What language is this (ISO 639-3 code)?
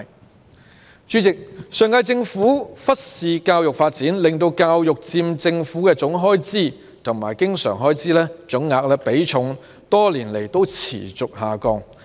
yue